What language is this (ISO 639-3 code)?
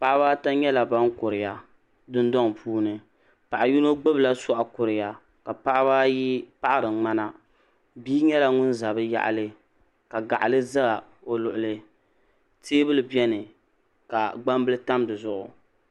dag